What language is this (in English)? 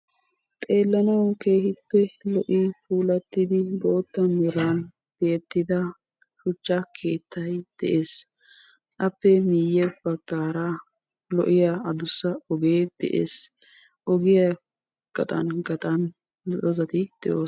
Wolaytta